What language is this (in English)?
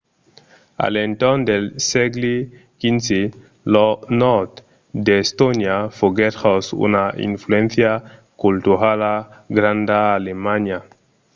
Occitan